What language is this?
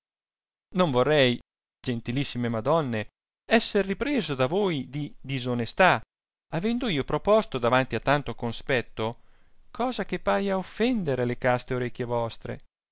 Italian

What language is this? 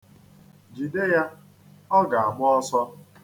Igbo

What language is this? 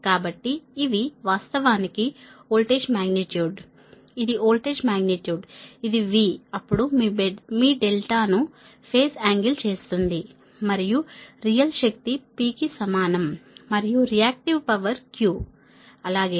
Telugu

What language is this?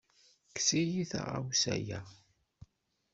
Kabyle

